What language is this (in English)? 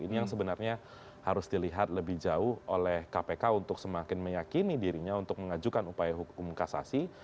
Indonesian